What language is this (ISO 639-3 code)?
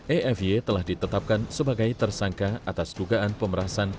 ind